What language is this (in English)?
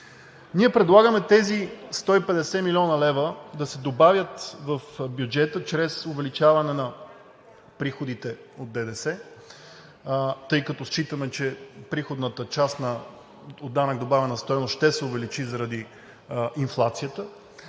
Bulgarian